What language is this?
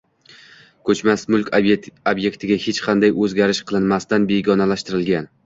Uzbek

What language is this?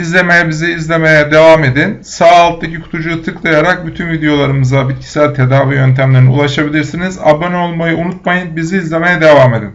Turkish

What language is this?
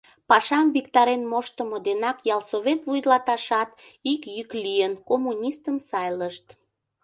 Mari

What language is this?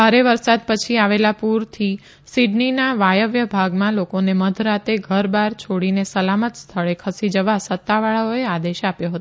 Gujarati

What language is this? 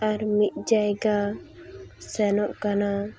Santali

